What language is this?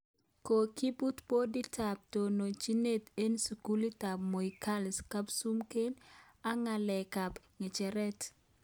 Kalenjin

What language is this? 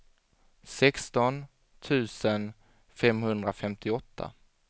Swedish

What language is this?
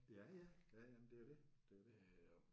Danish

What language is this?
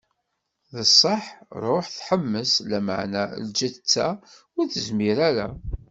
Kabyle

